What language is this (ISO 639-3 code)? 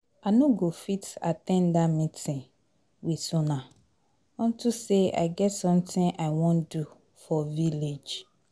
pcm